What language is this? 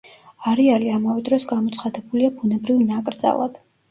Georgian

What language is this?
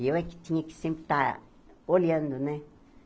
Portuguese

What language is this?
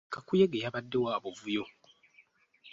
Ganda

